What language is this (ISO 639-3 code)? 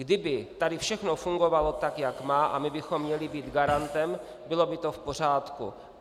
ces